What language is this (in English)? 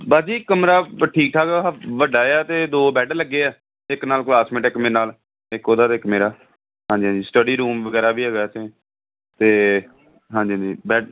Punjabi